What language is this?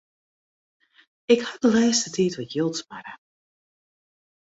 Western Frisian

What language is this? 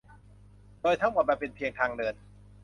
Thai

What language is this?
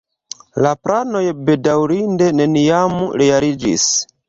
Esperanto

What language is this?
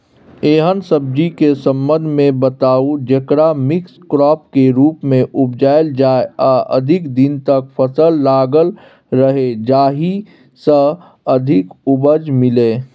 Maithili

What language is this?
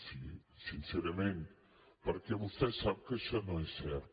Catalan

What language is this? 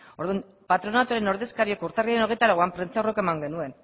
Basque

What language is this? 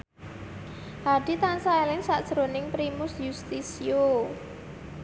Javanese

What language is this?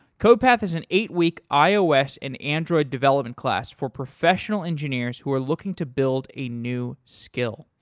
English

